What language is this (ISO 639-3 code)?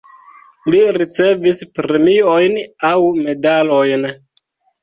epo